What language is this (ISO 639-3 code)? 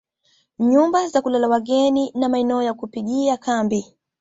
swa